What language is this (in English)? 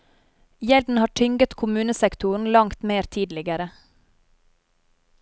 Norwegian